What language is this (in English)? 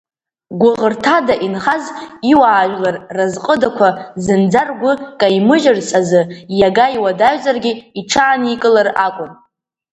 Abkhazian